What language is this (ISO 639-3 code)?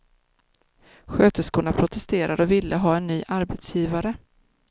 swe